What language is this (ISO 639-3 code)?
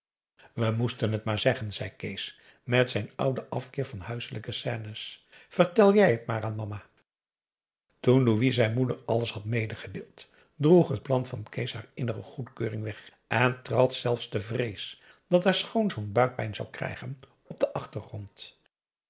nld